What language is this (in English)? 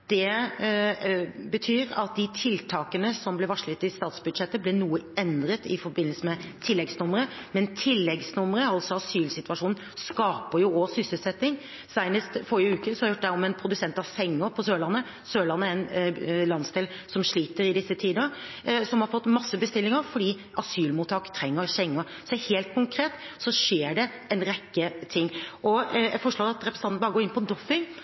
Norwegian Bokmål